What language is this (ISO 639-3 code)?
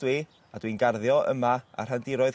cym